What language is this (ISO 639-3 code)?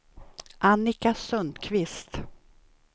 swe